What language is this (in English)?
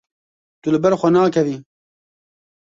Kurdish